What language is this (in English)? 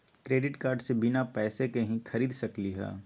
Magahi